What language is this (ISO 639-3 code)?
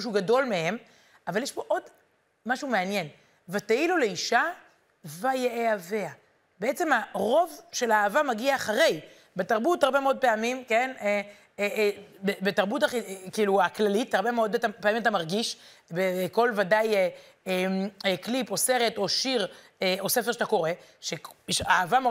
heb